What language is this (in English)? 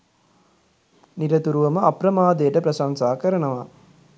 Sinhala